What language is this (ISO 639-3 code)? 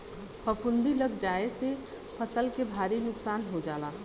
bho